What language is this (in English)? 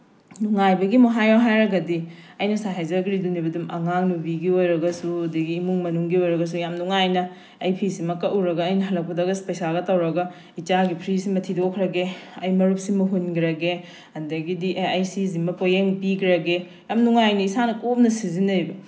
Manipuri